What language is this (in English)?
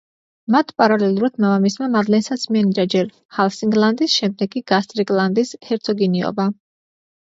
Georgian